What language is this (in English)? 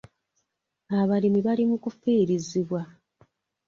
Ganda